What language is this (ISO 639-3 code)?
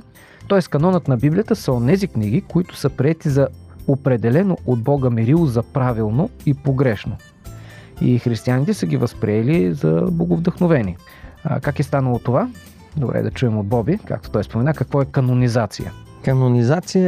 bul